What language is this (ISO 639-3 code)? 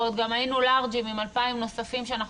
heb